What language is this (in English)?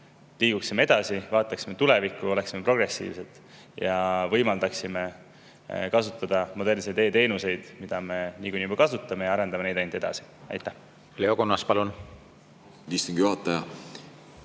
Estonian